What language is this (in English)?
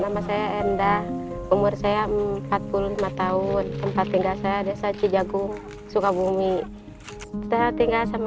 Indonesian